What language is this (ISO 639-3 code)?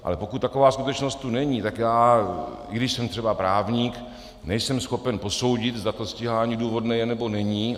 ces